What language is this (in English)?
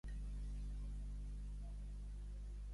Catalan